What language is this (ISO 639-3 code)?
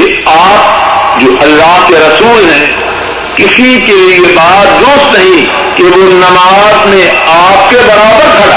urd